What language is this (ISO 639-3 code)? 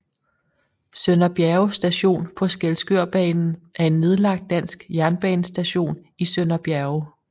dan